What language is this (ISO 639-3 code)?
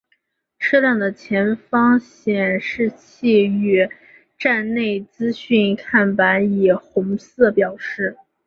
zho